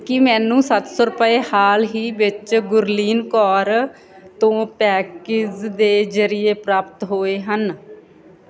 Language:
Punjabi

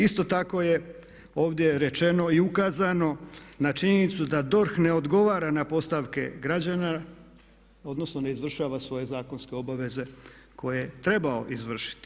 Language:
Croatian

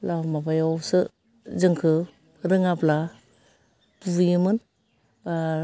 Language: Bodo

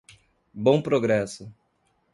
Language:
Portuguese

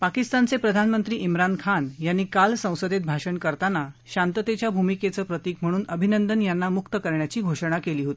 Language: Marathi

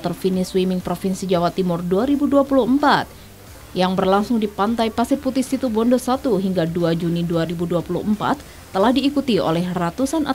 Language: Indonesian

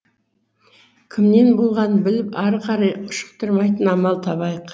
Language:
Kazakh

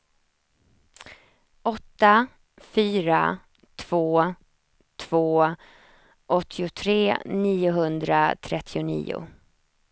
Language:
Swedish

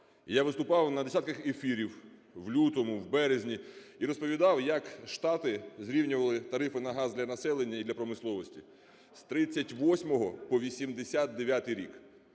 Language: Ukrainian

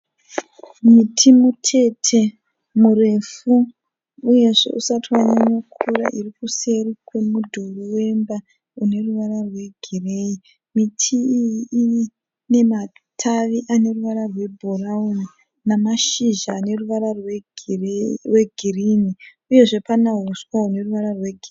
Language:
Shona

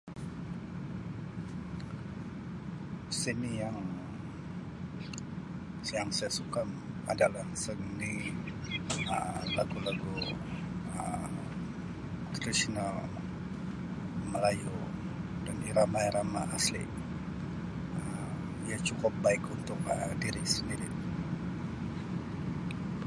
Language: Sabah Malay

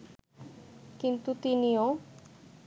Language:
Bangla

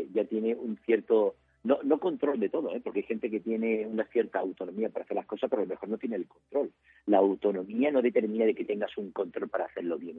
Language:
Spanish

